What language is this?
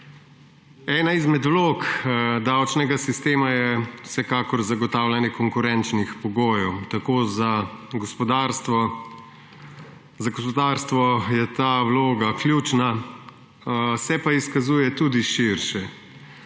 Slovenian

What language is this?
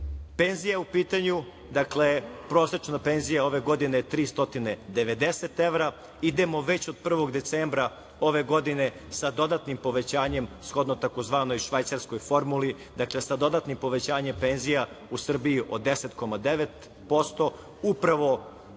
Serbian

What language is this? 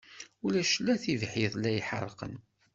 Kabyle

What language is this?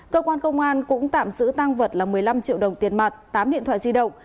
Vietnamese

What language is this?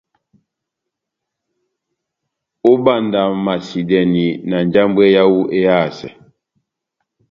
Batanga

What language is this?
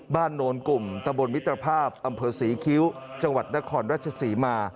Thai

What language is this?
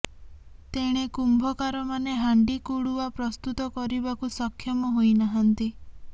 Odia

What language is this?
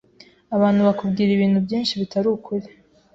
Kinyarwanda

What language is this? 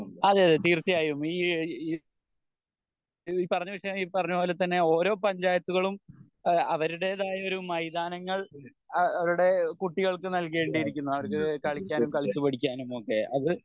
Malayalam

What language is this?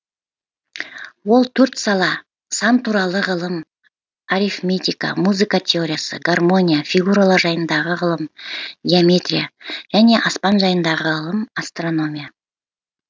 Kazakh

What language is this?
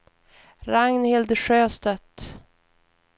Swedish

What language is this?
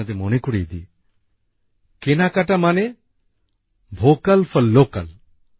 Bangla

